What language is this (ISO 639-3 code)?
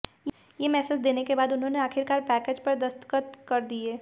hin